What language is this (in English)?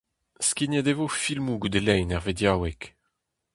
Breton